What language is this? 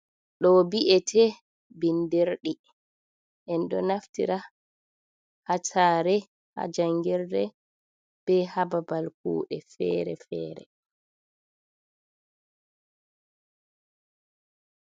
Fula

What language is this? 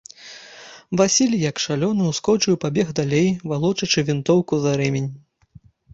Belarusian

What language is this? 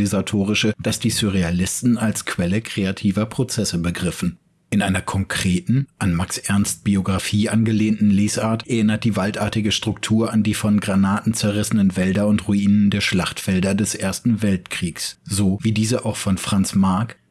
German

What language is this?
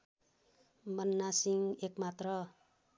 Nepali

